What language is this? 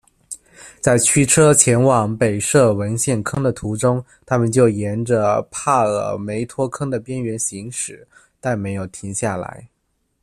Chinese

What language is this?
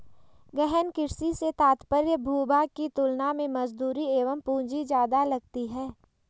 Hindi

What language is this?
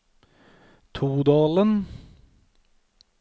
Norwegian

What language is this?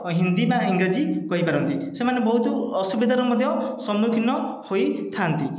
Odia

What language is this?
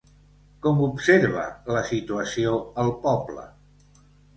Catalan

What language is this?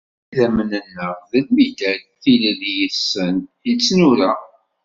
Kabyle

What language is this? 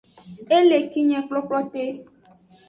Aja (Benin)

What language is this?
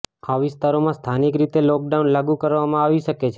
Gujarati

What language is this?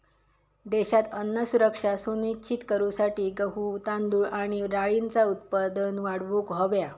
Marathi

